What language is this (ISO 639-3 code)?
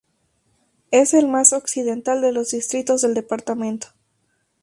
spa